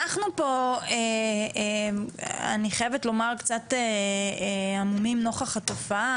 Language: Hebrew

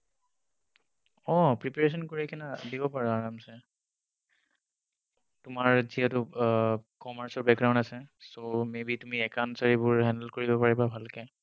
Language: Assamese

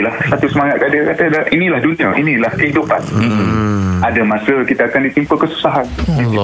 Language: Malay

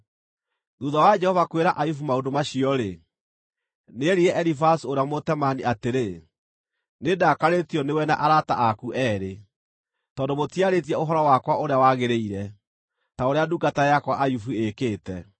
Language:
Kikuyu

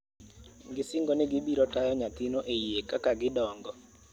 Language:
Luo (Kenya and Tanzania)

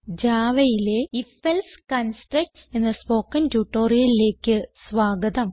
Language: Malayalam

